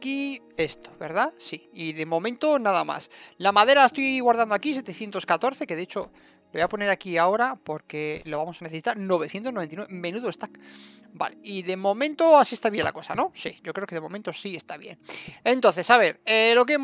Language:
Spanish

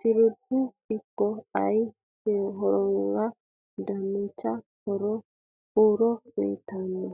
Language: Sidamo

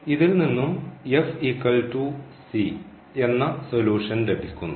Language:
Malayalam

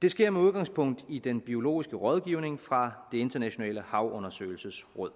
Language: Danish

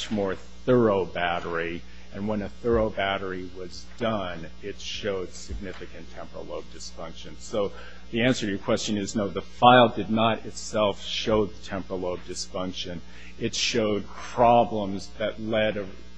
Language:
English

